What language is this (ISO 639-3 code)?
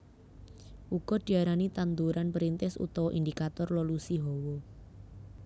jav